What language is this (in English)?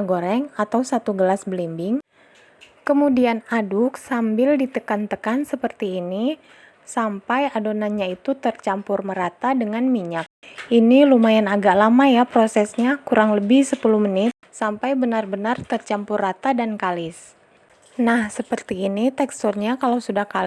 Indonesian